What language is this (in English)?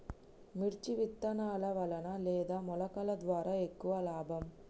Telugu